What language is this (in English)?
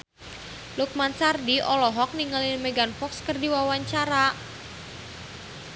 Sundanese